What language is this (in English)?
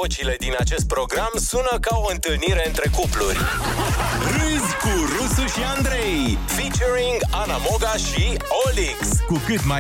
Romanian